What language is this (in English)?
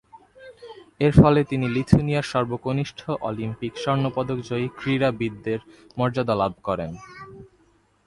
Bangla